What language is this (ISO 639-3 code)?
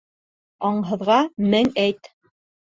bak